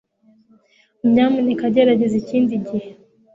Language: Kinyarwanda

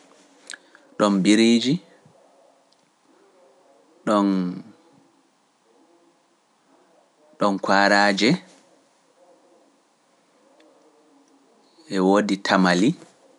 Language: Pular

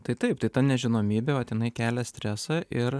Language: Lithuanian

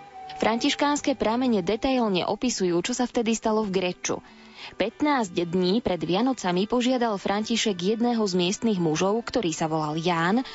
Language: Slovak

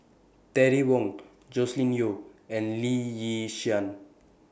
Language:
English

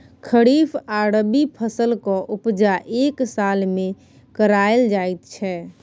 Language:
Maithili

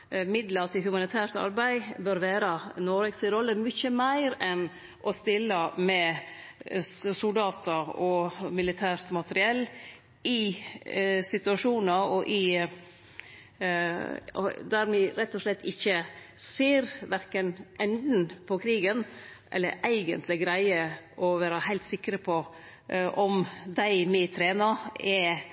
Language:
Norwegian Nynorsk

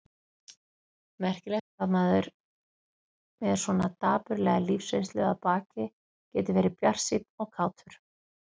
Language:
Icelandic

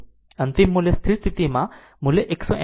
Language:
Gujarati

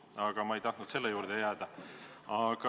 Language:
Estonian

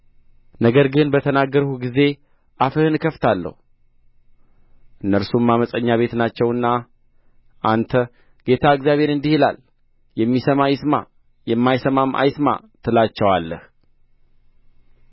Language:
Amharic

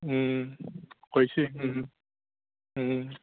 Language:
Assamese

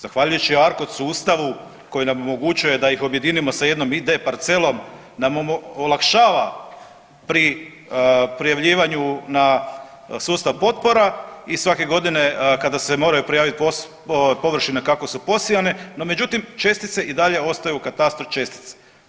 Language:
Croatian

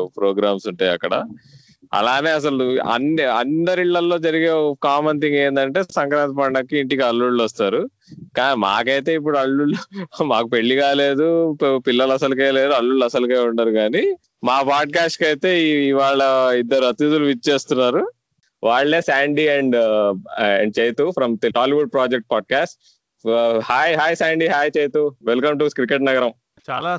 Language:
Telugu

